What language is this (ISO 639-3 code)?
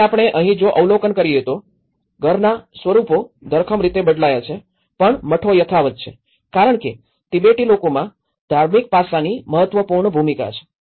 guj